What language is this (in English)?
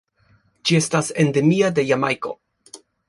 Esperanto